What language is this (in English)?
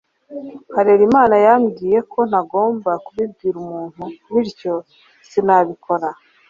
Kinyarwanda